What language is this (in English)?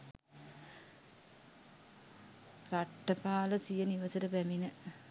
Sinhala